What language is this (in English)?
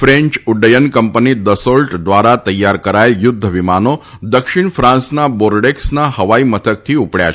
Gujarati